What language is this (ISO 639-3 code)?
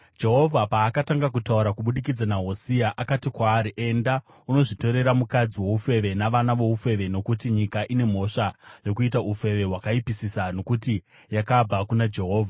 sna